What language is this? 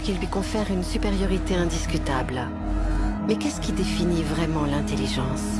French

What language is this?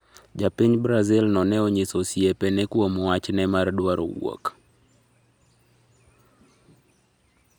Luo (Kenya and Tanzania)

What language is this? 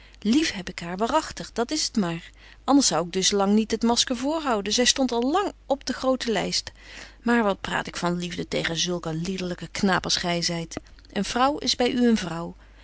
Dutch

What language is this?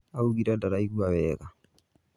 Kikuyu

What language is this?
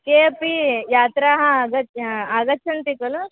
Sanskrit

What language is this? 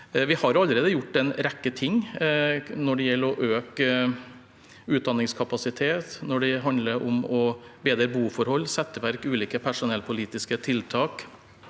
Norwegian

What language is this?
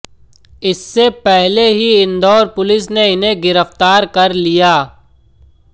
Hindi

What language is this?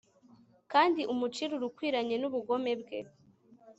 Kinyarwanda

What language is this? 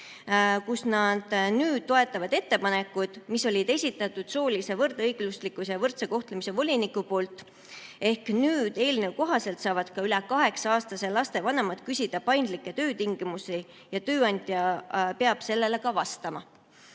Estonian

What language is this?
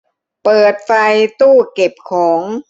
Thai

